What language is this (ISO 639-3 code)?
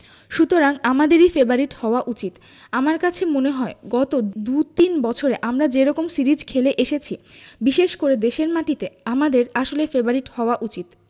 ben